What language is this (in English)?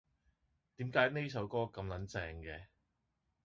Cantonese